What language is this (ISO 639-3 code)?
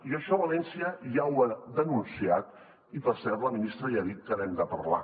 cat